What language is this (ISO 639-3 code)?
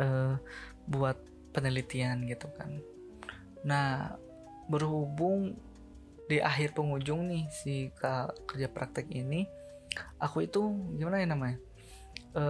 ind